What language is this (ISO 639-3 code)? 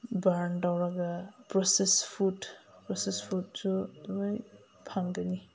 mni